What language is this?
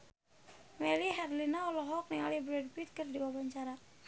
Sundanese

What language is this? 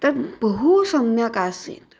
Sanskrit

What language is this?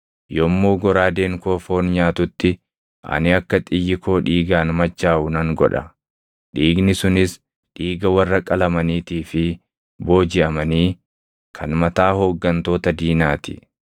Oromo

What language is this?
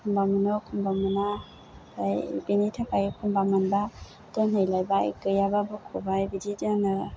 Bodo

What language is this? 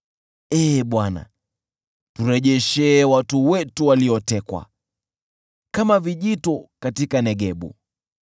Swahili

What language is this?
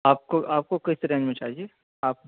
Urdu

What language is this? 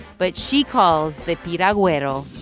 English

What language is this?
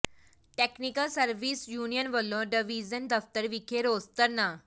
Punjabi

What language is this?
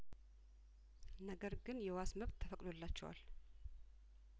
Amharic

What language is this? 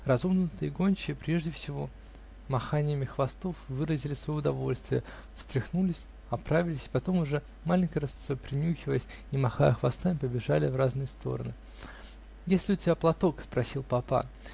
Russian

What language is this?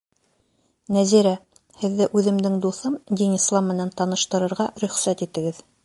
Bashkir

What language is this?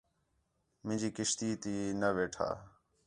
Khetrani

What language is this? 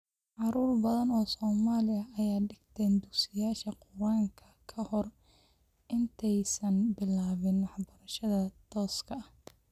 Somali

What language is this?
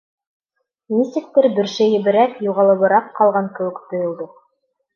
Bashkir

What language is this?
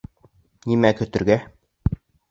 Bashkir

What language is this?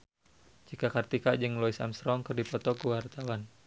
Sundanese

